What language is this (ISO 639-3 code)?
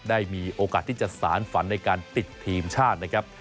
tha